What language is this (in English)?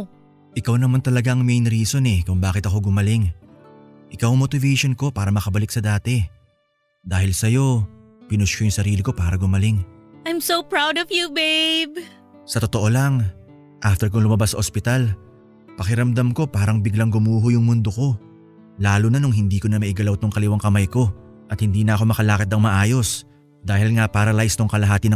Filipino